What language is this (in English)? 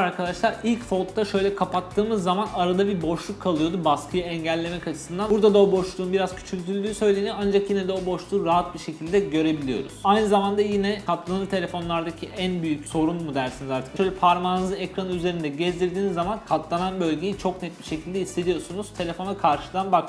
Turkish